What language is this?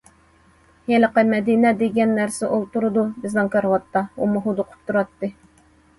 Uyghur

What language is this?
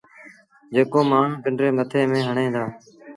Sindhi Bhil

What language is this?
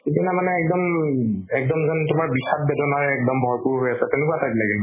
Assamese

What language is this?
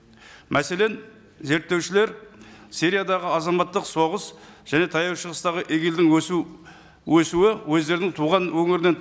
Kazakh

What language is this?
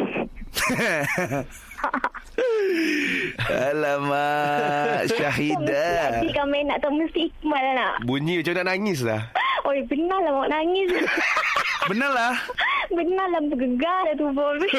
Malay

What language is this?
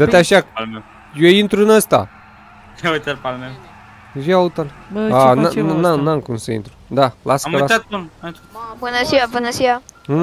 Romanian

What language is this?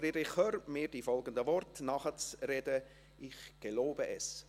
Swiss German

